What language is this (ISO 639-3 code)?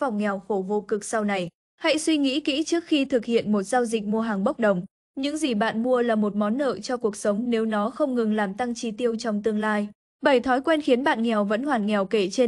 vie